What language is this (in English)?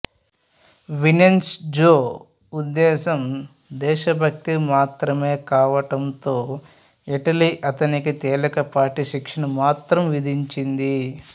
Telugu